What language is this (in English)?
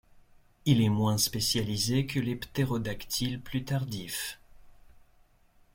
French